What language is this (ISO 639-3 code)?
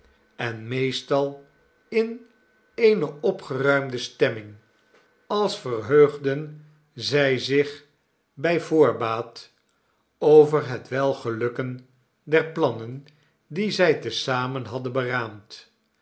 nld